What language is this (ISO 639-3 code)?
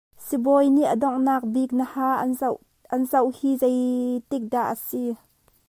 cnh